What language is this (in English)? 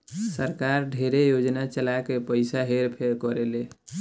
Bhojpuri